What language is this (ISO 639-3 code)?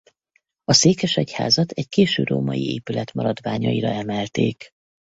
hun